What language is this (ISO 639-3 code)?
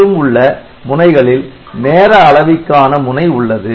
tam